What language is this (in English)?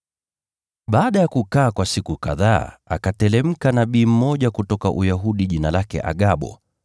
Swahili